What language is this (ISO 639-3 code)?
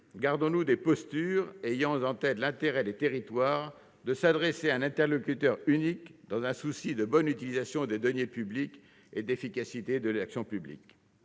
fra